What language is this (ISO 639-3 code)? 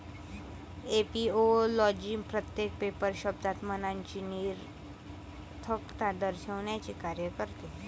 mar